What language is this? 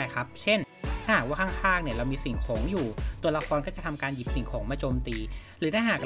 Thai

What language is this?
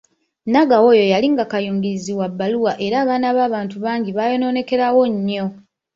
Ganda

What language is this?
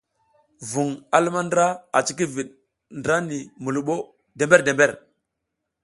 South Giziga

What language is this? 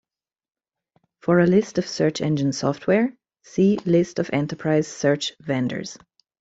English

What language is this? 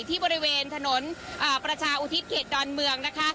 Thai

